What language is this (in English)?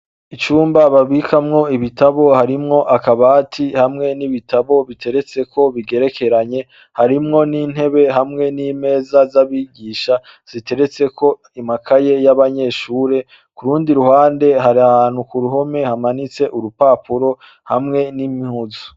Rundi